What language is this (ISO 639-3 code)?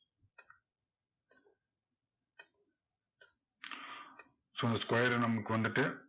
tam